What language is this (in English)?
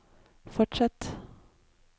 Norwegian